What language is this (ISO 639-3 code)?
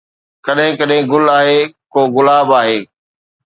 snd